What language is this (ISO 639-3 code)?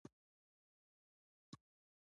pus